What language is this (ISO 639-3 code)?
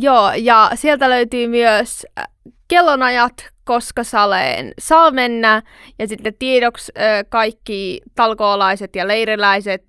fin